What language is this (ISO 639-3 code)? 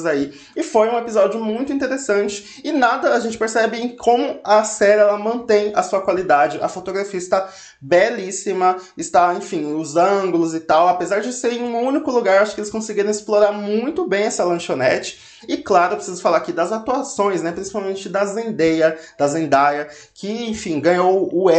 por